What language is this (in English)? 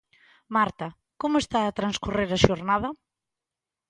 Galician